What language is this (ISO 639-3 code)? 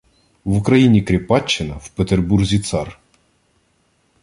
ukr